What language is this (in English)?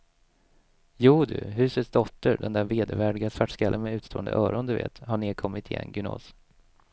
Swedish